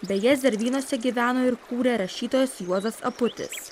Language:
Lithuanian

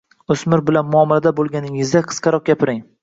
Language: Uzbek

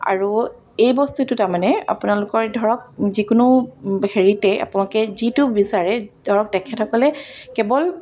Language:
Assamese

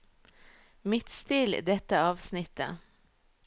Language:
Norwegian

